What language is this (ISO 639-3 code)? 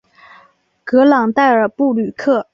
zho